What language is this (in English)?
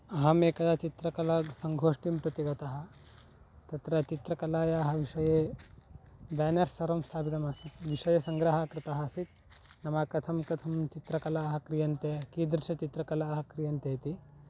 Sanskrit